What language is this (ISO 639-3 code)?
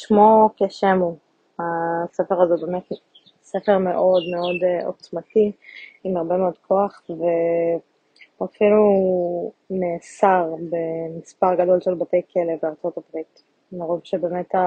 heb